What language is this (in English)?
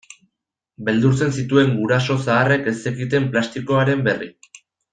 Basque